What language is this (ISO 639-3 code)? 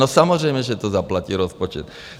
ces